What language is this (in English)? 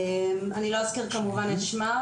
Hebrew